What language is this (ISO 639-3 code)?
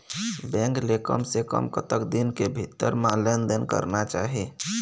hne